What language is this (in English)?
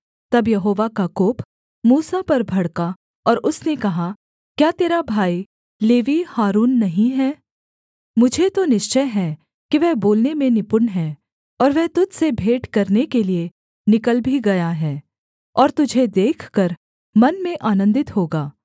Hindi